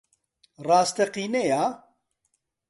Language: Central Kurdish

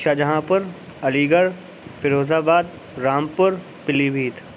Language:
Urdu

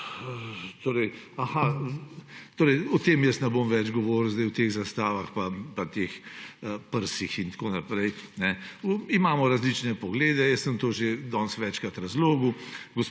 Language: Slovenian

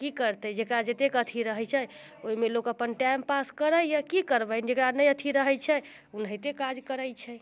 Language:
Maithili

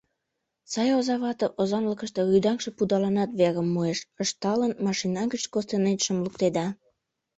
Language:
Mari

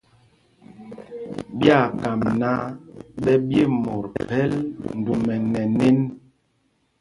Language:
Mpumpong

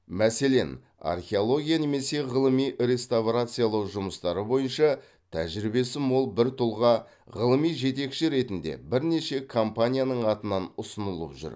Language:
Kazakh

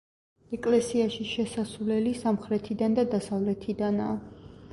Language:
Georgian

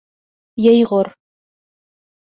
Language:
Bashkir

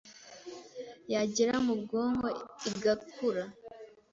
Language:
Kinyarwanda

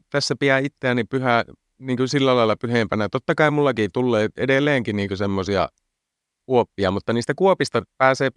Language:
Finnish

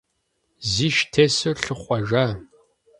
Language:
Kabardian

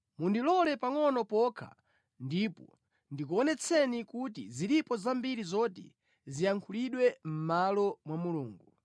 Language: Nyanja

